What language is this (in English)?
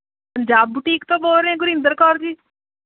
Punjabi